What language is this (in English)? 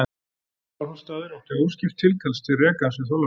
Icelandic